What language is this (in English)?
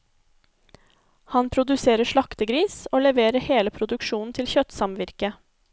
Norwegian